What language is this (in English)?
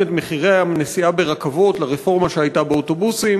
Hebrew